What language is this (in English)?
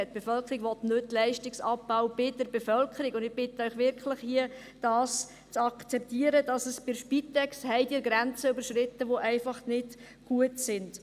Swiss German